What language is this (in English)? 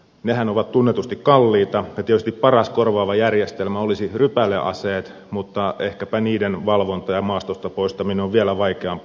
Finnish